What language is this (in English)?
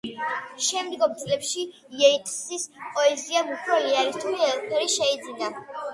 Georgian